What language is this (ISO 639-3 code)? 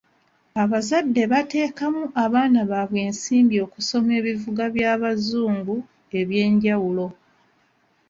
lug